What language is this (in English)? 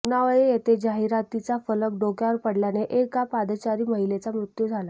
Marathi